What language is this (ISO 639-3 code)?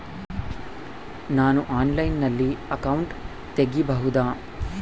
kan